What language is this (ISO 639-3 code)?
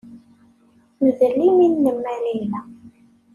kab